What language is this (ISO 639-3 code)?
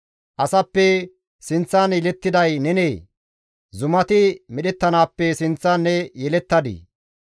gmv